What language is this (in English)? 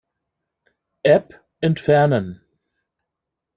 German